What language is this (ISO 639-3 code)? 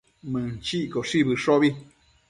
mcf